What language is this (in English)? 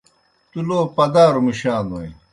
Kohistani Shina